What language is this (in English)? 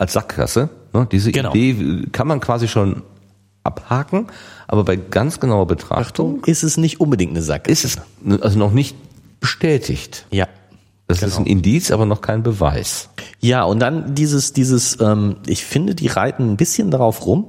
German